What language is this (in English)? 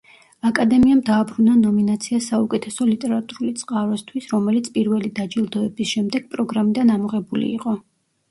Georgian